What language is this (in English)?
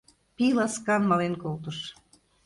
Mari